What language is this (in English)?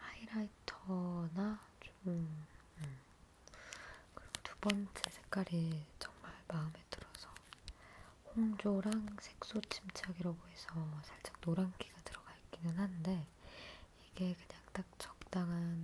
Korean